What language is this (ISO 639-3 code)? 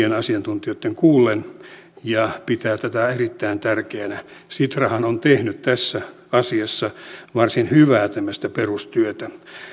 fin